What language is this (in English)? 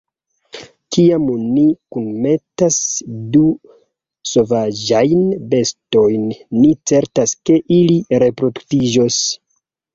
Esperanto